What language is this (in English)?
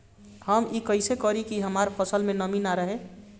Bhojpuri